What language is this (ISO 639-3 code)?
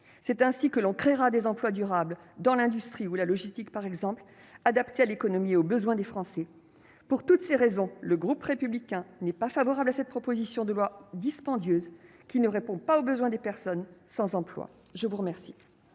fra